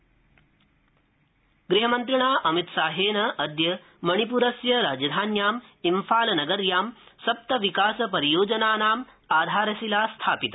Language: Sanskrit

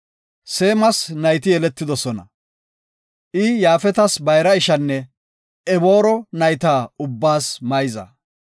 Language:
Gofa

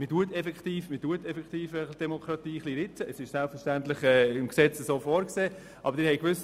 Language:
Swiss German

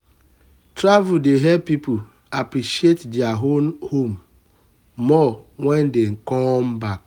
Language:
Nigerian Pidgin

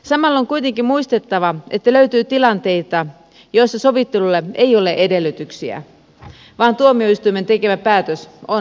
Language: Finnish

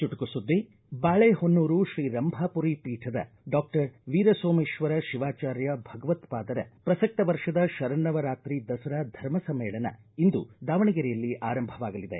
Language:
Kannada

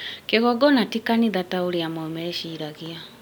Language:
Kikuyu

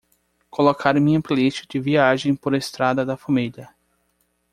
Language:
Portuguese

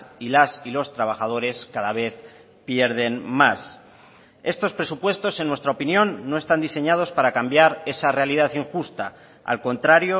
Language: Spanish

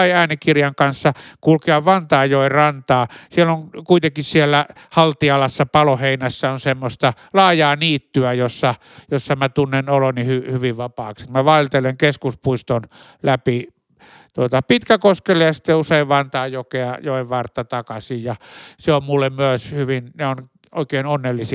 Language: Finnish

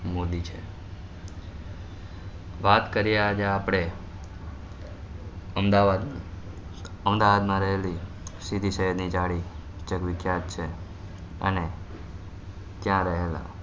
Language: Gujarati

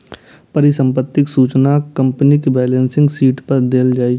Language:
Maithili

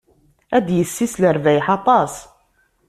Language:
Kabyle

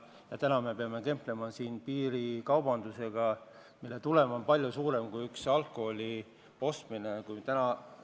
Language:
Estonian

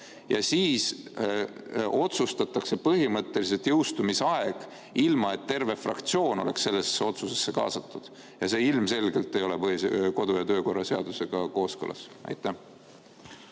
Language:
Estonian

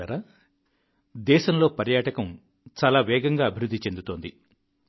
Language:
Telugu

